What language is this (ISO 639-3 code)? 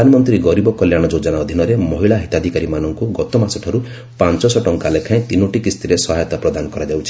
ori